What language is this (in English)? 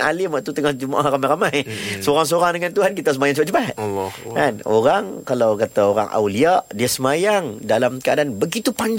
Malay